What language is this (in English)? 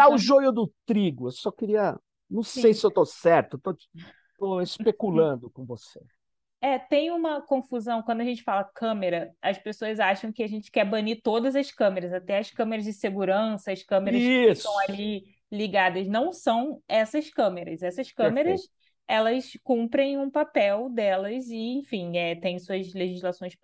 Portuguese